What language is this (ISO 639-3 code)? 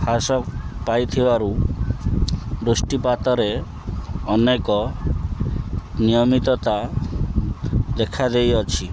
ori